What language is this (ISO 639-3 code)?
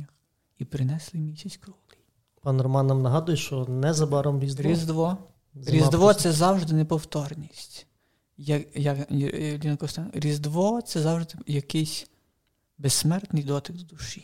ukr